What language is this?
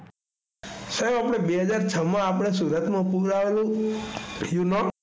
Gujarati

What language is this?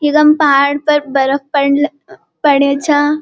Garhwali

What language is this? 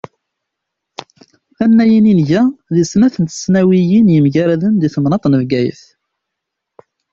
Kabyle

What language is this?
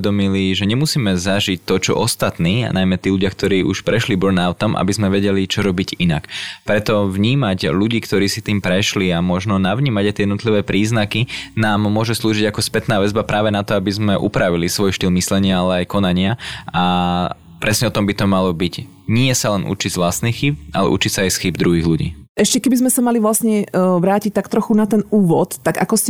Slovak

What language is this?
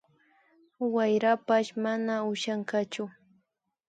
Imbabura Highland Quichua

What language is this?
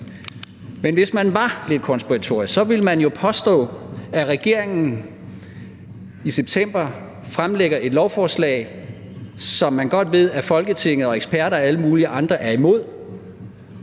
Danish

